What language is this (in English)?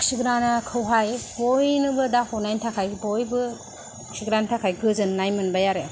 Bodo